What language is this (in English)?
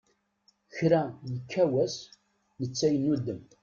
Kabyle